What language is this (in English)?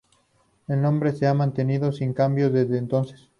Spanish